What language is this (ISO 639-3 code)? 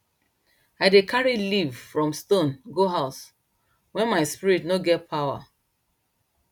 pcm